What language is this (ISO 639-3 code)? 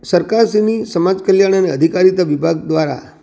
guj